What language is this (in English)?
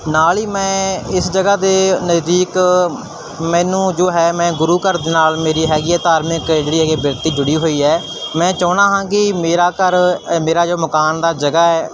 Punjabi